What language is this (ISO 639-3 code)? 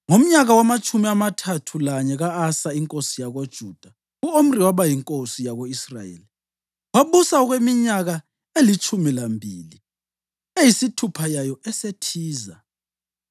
nde